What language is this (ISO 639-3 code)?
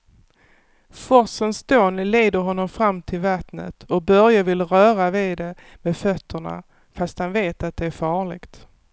swe